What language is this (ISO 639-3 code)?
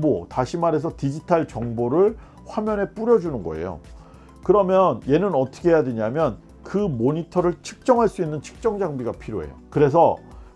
kor